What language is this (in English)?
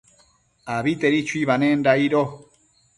Matsés